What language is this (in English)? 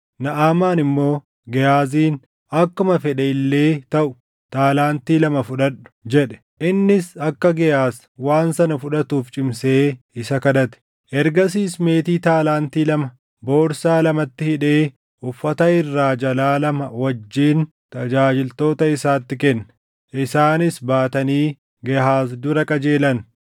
Oromo